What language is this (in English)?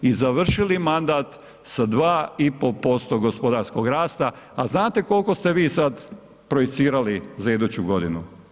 Croatian